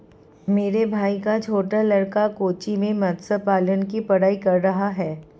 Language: Hindi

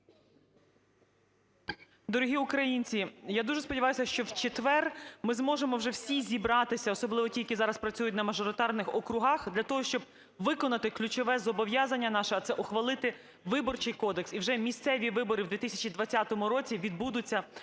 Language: Ukrainian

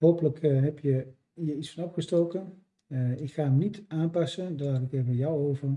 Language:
Dutch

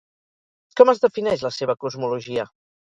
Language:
Catalan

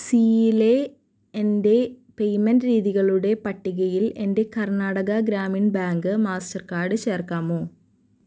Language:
Malayalam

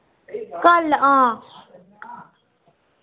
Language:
Dogri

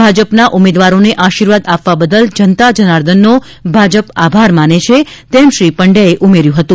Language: Gujarati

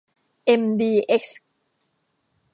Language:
Thai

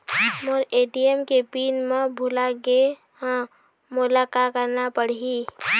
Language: Chhattisgarhi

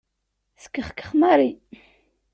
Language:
Kabyle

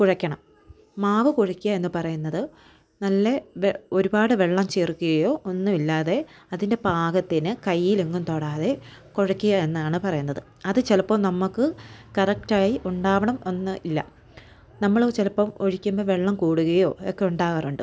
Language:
Malayalam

